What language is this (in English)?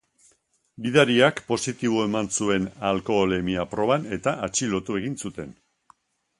Basque